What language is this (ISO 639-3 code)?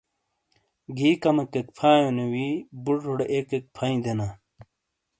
scl